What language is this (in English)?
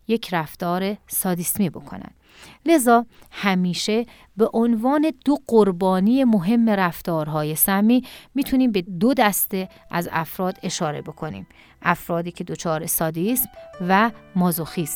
Persian